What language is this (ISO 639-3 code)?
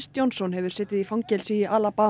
isl